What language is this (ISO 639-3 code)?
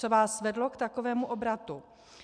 ces